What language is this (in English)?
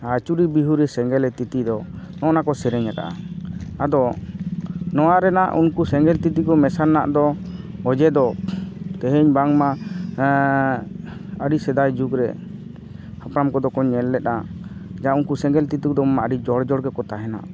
Santali